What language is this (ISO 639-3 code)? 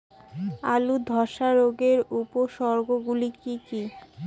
ben